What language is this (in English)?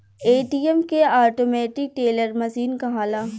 Bhojpuri